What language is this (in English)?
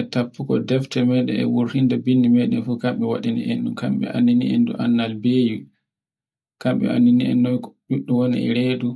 Borgu Fulfulde